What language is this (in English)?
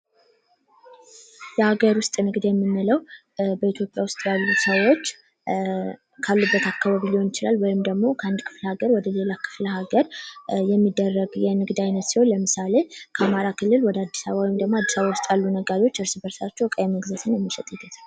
Amharic